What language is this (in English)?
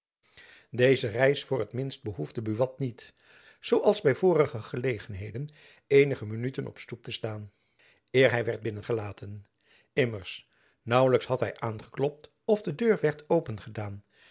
Dutch